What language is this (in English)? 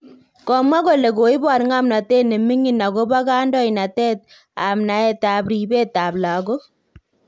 Kalenjin